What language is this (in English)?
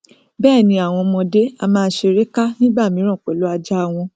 Yoruba